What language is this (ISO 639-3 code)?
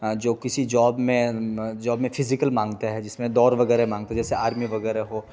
urd